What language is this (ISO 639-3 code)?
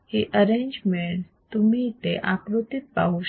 mar